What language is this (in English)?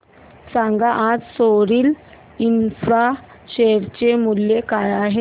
Marathi